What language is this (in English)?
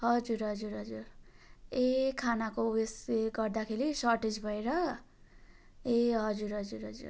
Nepali